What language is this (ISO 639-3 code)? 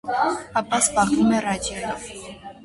hye